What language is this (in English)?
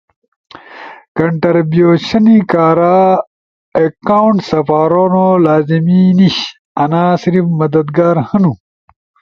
Ushojo